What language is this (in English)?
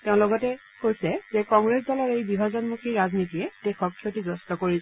Assamese